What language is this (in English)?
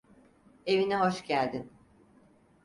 Turkish